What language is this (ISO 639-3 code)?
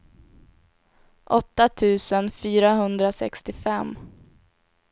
swe